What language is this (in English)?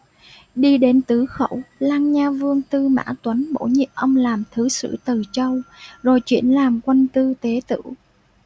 Vietnamese